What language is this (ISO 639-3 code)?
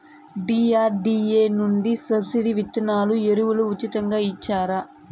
tel